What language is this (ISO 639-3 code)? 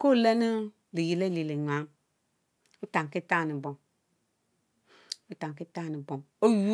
mfo